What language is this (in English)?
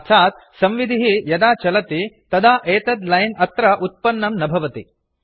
Sanskrit